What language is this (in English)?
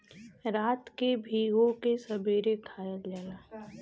Bhojpuri